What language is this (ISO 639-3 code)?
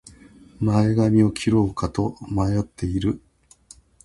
jpn